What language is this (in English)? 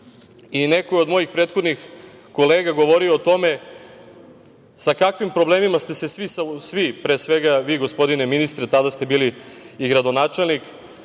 Serbian